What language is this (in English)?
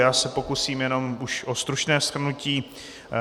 Czech